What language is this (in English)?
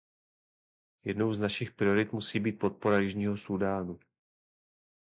Czech